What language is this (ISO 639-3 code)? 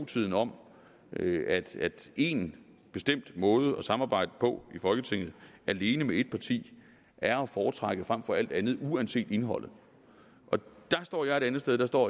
dan